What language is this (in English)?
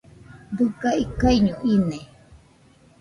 Nüpode Huitoto